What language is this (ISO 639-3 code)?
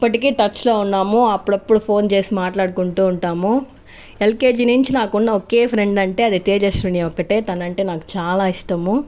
tel